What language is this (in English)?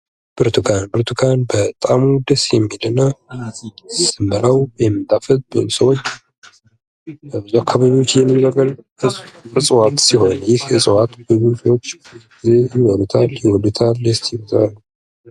Amharic